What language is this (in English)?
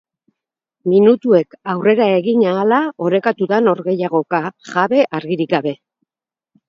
Basque